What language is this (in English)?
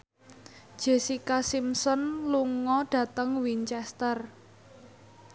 Javanese